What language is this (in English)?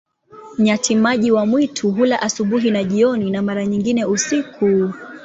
Swahili